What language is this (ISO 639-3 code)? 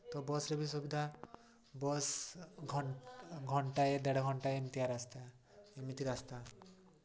ori